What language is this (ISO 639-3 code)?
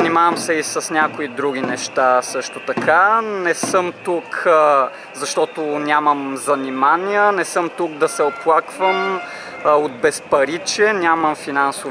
bul